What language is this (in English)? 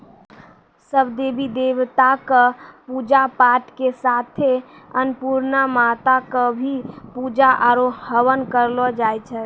Maithili